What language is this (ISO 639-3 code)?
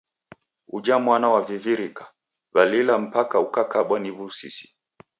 dav